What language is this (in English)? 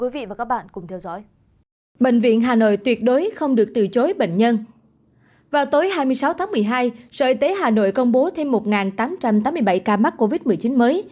Vietnamese